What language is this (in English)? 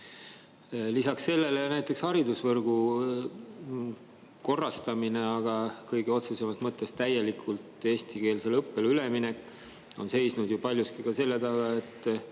Estonian